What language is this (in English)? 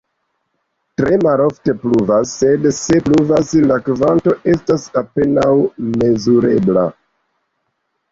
Esperanto